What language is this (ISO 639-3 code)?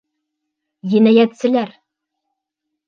bak